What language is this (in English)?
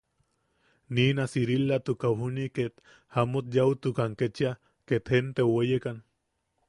Yaqui